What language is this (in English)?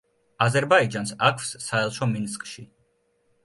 Georgian